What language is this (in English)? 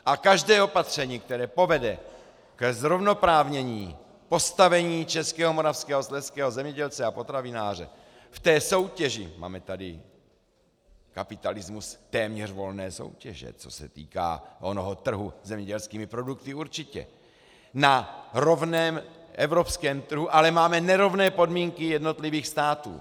Czech